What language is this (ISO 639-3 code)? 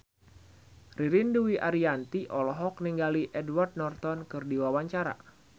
sun